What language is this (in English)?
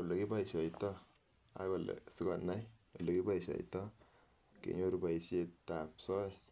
Kalenjin